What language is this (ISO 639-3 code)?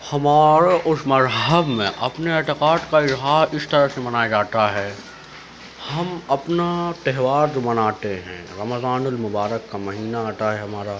urd